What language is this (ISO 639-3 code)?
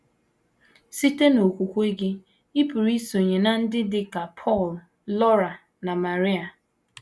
ibo